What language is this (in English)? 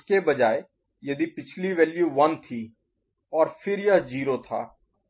Hindi